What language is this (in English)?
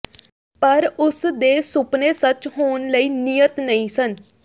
Punjabi